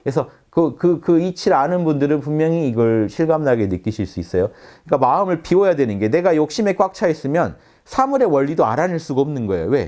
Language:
Korean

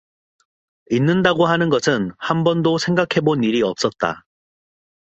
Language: Korean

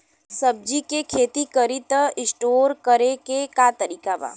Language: Bhojpuri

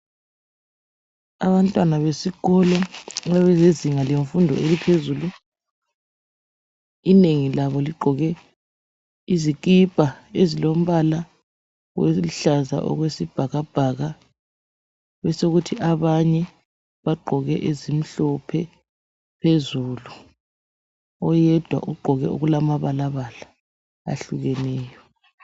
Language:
North Ndebele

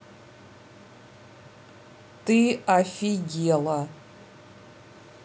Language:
Russian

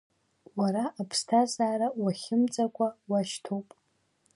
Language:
Abkhazian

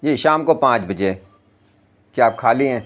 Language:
Urdu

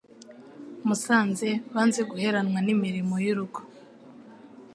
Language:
Kinyarwanda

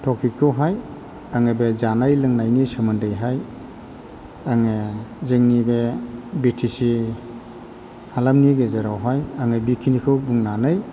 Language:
Bodo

